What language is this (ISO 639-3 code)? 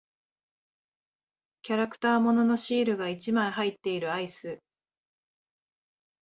jpn